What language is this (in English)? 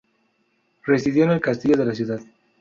Spanish